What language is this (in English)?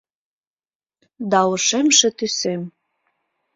Mari